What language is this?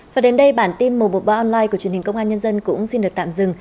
Vietnamese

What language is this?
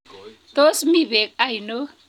Kalenjin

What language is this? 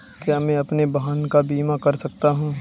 Hindi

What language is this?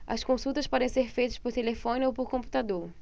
Portuguese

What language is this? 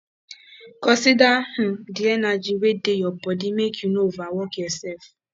Nigerian Pidgin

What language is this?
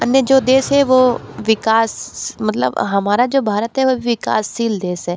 Hindi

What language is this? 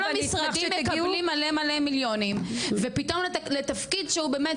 Hebrew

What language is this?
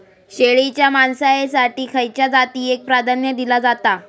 Marathi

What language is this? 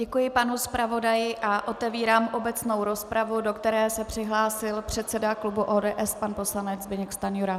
Czech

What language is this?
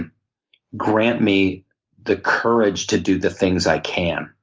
English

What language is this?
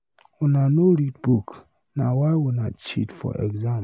Nigerian Pidgin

